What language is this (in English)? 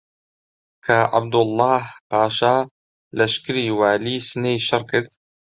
Central Kurdish